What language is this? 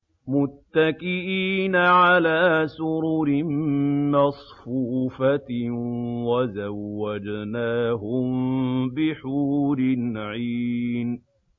Arabic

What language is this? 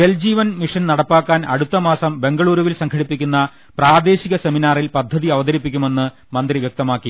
Malayalam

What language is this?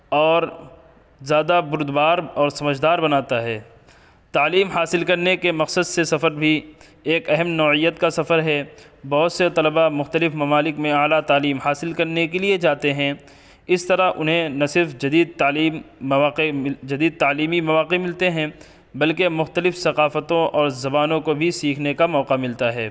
Urdu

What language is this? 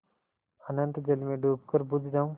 Hindi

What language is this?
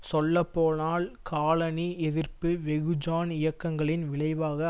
Tamil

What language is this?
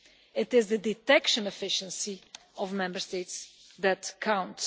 English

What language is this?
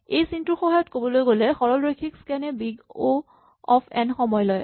Assamese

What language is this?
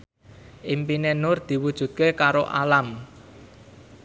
Javanese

